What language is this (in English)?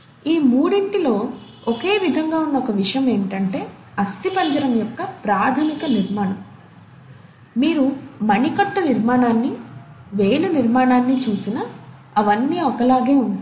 Telugu